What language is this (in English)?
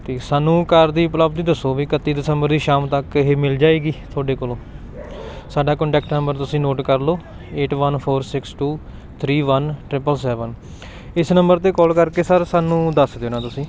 Punjabi